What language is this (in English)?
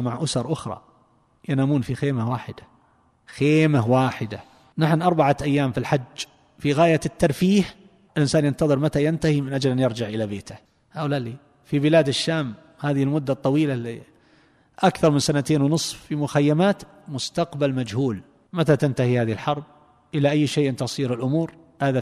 Arabic